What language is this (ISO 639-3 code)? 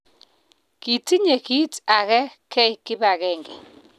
kln